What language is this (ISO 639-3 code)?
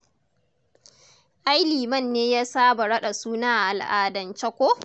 hau